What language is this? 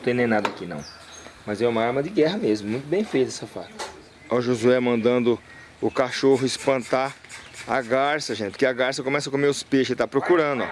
Portuguese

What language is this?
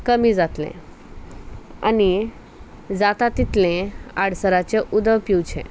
Konkani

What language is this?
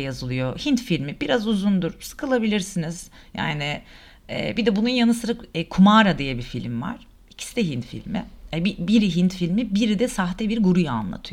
Turkish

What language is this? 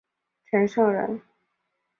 Chinese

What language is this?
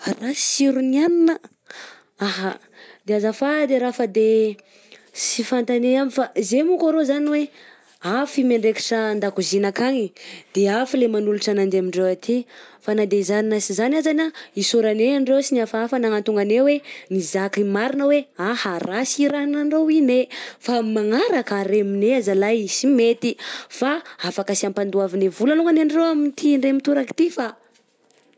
Southern Betsimisaraka Malagasy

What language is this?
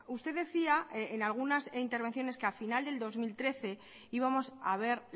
Spanish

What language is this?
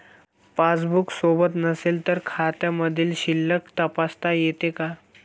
Marathi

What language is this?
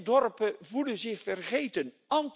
Dutch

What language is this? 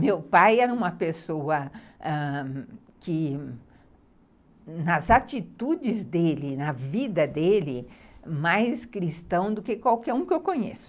Portuguese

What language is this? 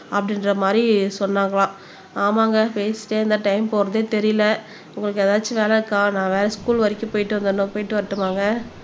Tamil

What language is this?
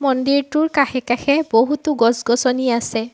Assamese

